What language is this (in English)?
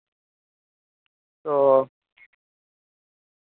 Santali